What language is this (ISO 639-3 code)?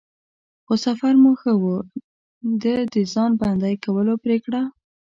pus